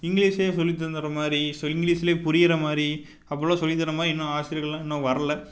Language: Tamil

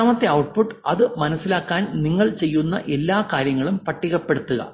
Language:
Malayalam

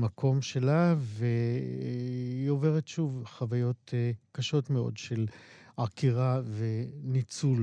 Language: Hebrew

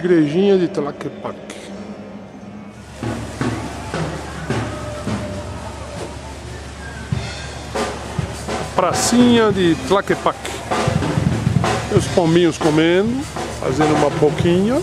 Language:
Portuguese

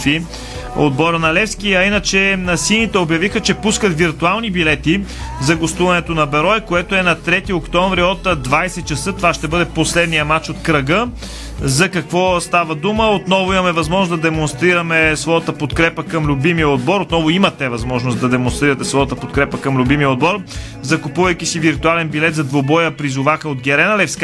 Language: Bulgarian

